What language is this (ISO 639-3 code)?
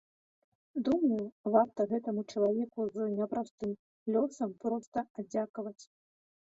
bel